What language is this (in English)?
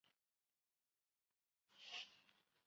Chinese